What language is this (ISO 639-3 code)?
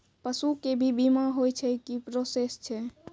mai